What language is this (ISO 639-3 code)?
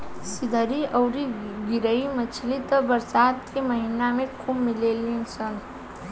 bho